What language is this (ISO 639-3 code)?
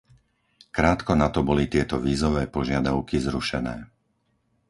slk